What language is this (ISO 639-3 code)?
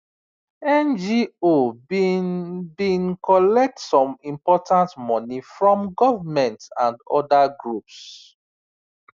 pcm